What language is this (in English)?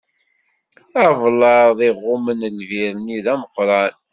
Kabyle